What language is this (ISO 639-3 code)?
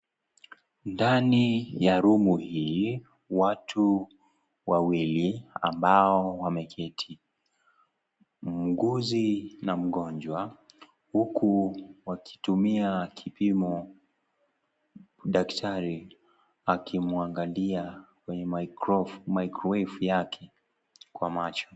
swa